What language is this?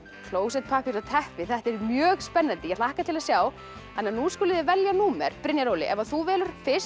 Icelandic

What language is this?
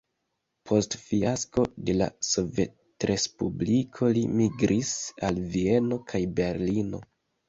Esperanto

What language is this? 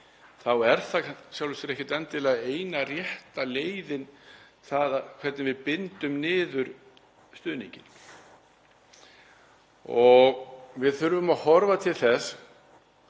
Icelandic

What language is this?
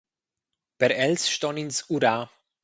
Romansh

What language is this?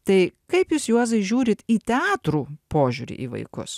Lithuanian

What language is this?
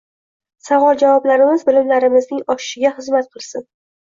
Uzbek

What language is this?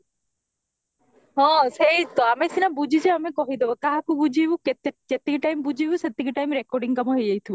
Odia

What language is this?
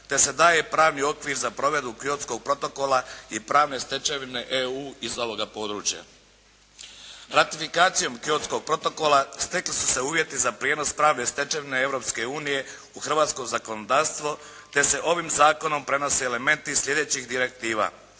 Croatian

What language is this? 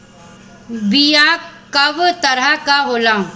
Bhojpuri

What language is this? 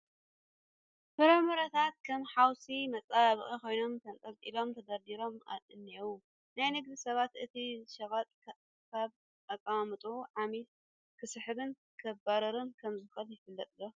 Tigrinya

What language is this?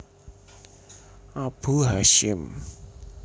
Javanese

